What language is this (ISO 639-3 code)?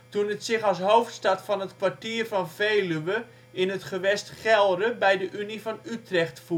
nld